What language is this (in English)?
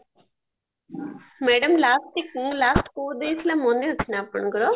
Odia